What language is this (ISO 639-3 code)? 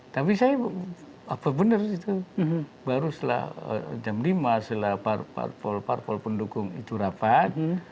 ind